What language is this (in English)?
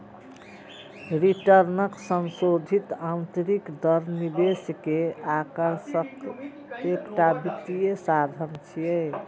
Maithili